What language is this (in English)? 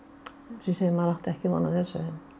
Icelandic